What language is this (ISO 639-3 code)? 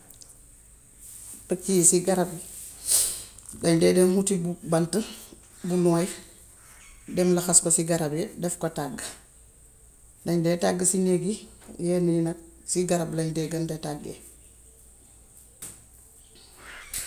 wof